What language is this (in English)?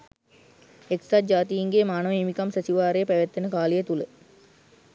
Sinhala